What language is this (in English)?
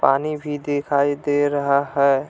Hindi